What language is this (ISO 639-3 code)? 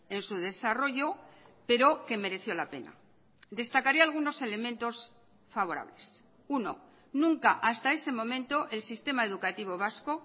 spa